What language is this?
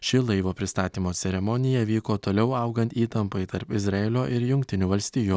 Lithuanian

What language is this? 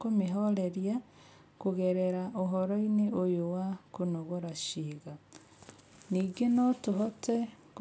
Kikuyu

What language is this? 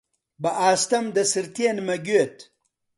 Central Kurdish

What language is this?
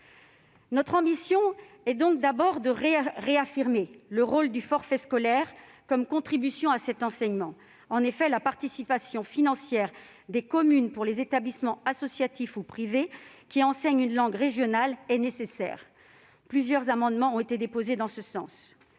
French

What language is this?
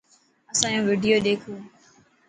Dhatki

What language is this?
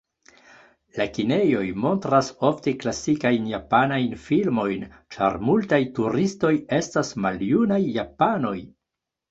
Esperanto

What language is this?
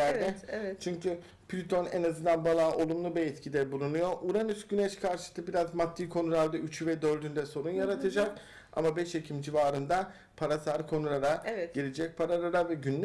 Turkish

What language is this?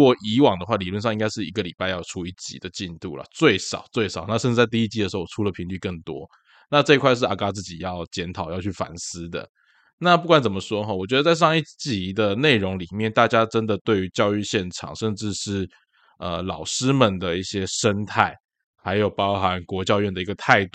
Chinese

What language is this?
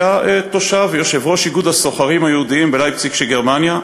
Hebrew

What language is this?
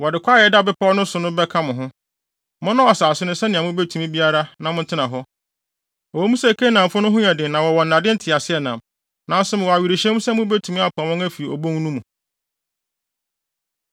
Akan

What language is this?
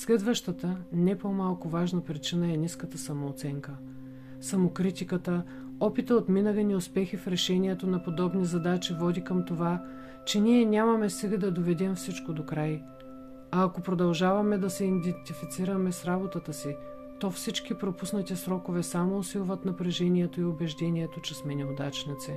Bulgarian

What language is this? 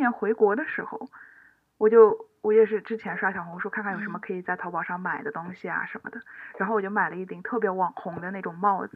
Chinese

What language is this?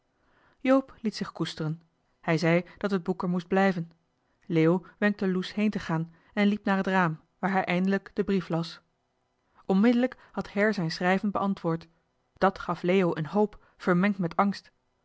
Dutch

